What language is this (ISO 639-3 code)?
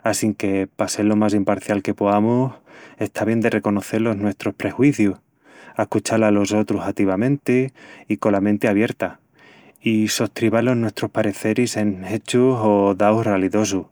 ext